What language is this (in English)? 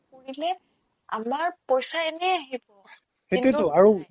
Assamese